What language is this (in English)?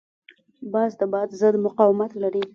Pashto